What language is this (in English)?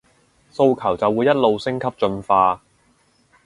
Cantonese